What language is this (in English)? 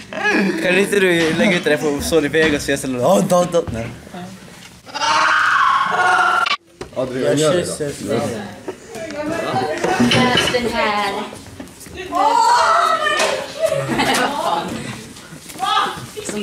Swedish